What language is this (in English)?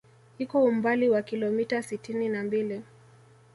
Swahili